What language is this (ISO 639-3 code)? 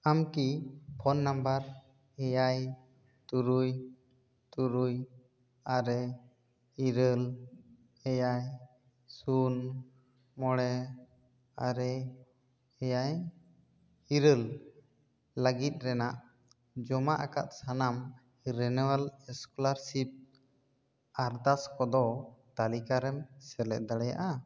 sat